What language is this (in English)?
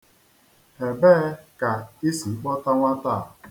Igbo